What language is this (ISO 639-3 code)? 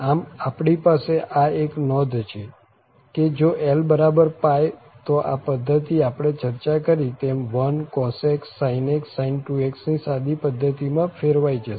guj